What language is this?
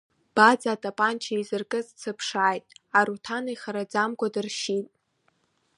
Abkhazian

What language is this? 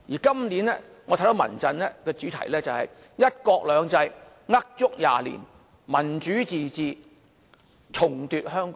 Cantonese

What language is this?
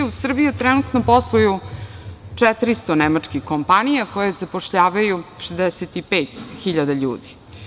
Serbian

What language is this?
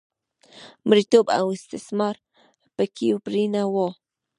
Pashto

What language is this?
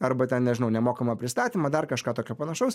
Lithuanian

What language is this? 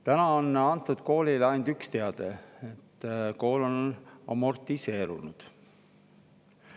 Estonian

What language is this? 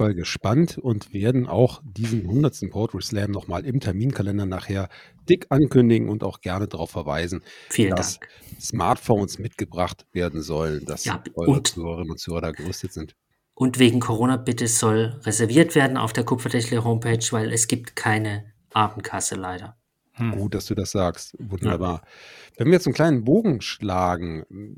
German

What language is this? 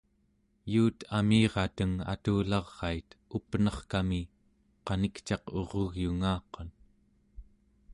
Central Yupik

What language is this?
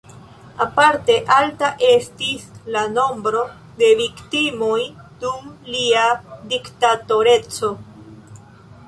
Esperanto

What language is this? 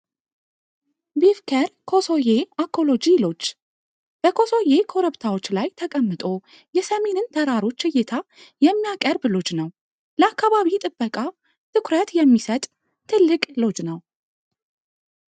Amharic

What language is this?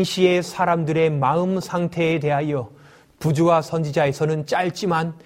Korean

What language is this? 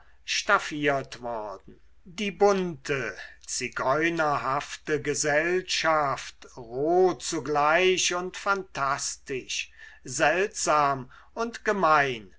German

